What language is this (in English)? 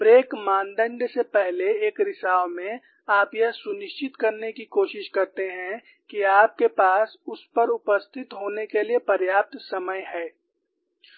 Hindi